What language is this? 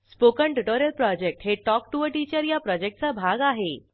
Marathi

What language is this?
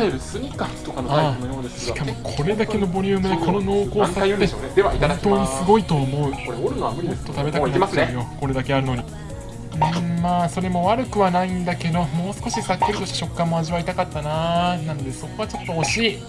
Japanese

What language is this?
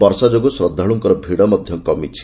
Odia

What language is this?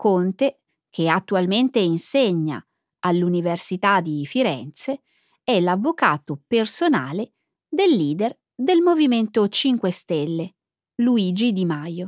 Italian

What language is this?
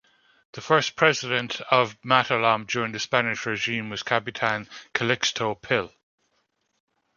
English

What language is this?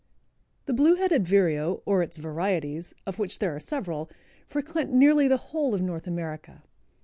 English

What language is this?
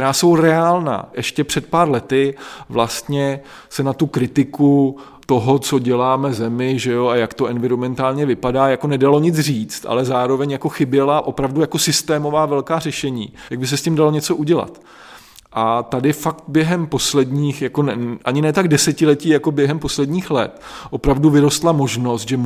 Czech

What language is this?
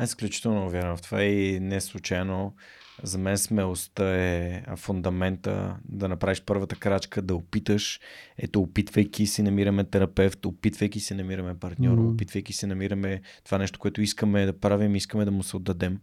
Bulgarian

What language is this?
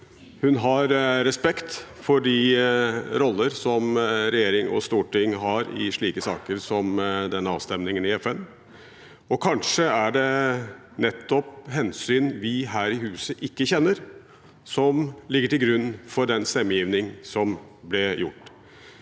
Norwegian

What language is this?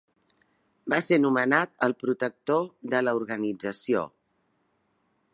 Catalan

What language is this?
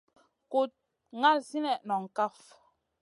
Masana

